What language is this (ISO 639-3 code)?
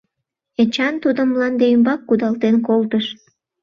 chm